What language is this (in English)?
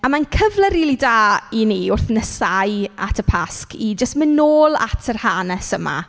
Welsh